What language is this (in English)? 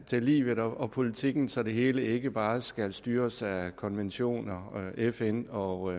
Danish